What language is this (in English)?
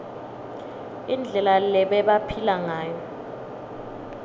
Swati